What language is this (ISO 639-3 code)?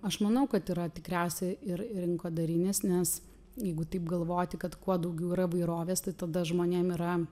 lit